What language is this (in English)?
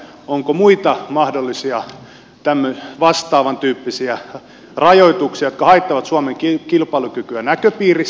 Finnish